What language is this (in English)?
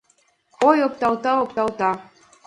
Mari